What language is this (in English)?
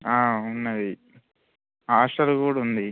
Telugu